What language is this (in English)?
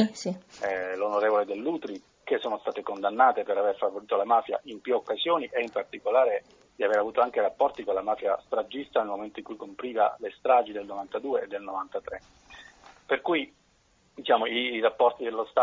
Italian